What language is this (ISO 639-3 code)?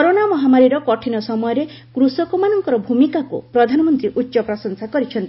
ori